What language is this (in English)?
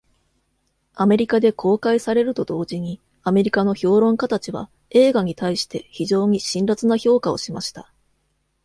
Japanese